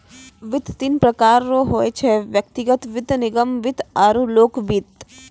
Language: Maithili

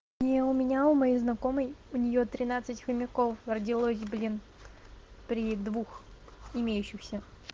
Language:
Russian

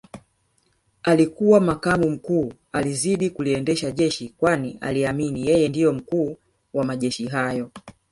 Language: Swahili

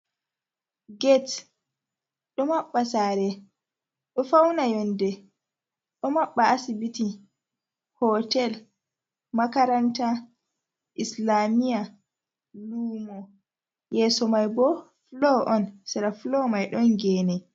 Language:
Fula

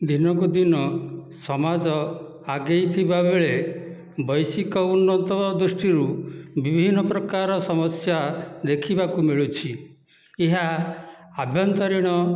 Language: Odia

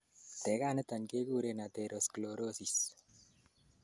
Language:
Kalenjin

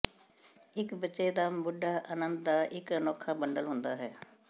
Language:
Punjabi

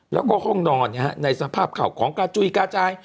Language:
Thai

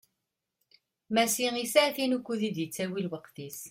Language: Kabyle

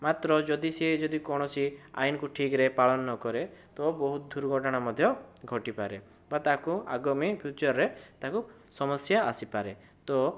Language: Odia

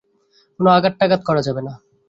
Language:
Bangla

